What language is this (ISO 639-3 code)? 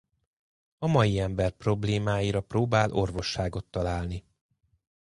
hun